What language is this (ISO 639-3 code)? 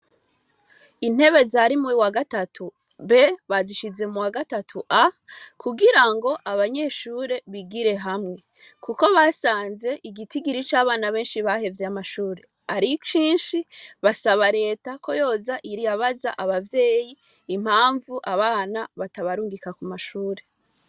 run